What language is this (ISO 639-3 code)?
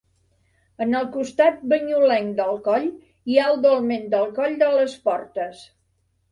cat